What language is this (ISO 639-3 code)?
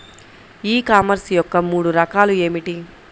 tel